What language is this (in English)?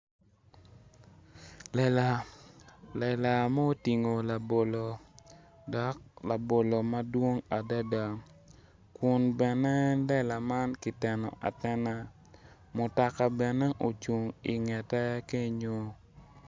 Acoli